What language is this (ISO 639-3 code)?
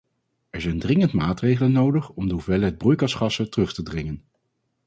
nld